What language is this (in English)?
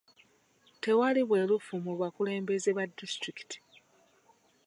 Ganda